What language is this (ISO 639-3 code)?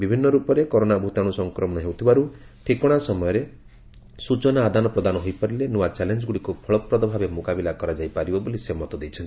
ori